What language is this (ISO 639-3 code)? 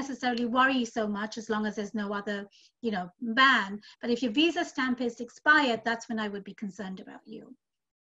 eng